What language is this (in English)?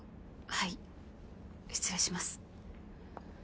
Japanese